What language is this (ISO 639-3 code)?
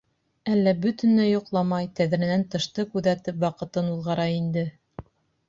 bak